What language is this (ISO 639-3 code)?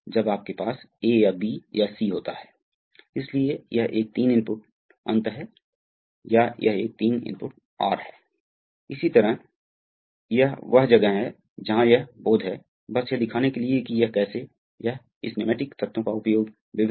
hin